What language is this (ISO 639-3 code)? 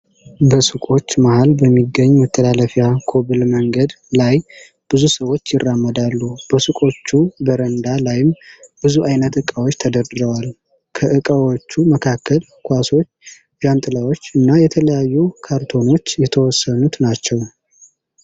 amh